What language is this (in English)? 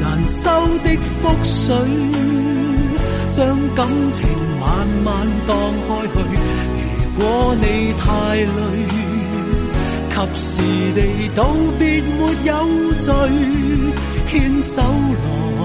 Chinese